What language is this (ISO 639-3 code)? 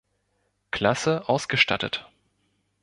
deu